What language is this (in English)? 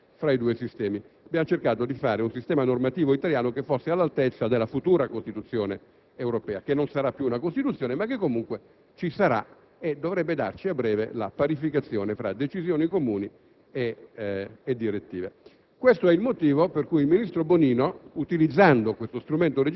Italian